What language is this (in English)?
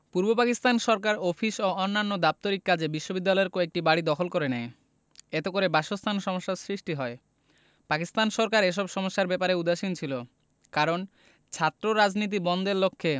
Bangla